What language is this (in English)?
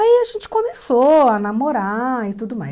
Portuguese